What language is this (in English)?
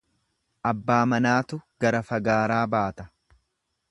Oromo